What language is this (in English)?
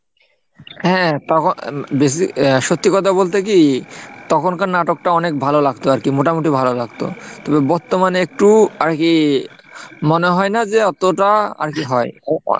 Bangla